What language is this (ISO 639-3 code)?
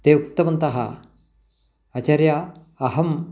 san